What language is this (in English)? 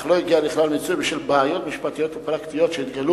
Hebrew